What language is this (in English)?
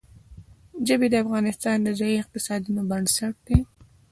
Pashto